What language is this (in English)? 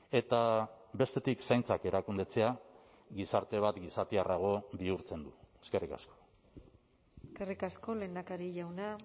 Basque